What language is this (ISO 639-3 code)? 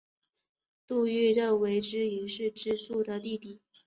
zho